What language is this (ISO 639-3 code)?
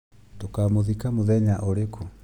kik